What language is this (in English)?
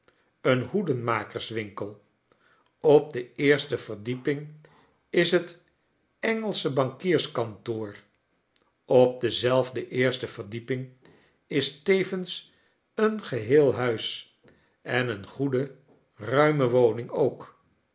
Dutch